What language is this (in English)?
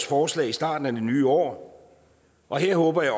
Danish